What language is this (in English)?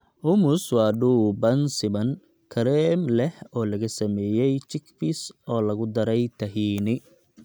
Somali